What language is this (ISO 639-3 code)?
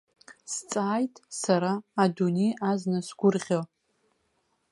abk